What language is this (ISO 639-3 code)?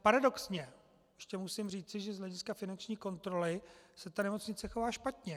ces